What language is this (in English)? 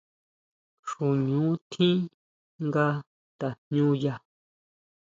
Huautla Mazatec